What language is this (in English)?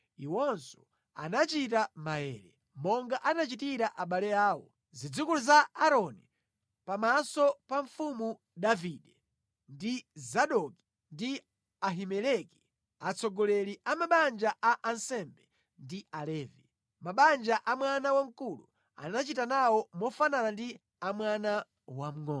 Nyanja